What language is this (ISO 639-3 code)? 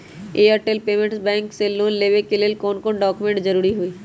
mag